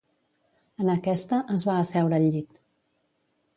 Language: Catalan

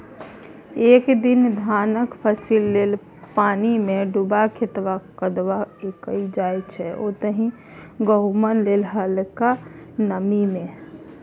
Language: Maithili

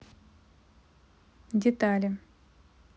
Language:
Russian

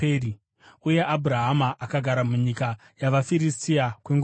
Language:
Shona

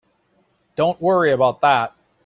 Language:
English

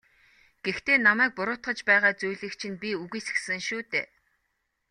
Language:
Mongolian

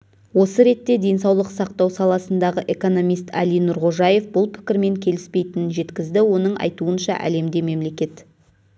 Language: Kazakh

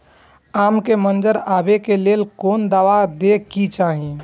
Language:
Maithili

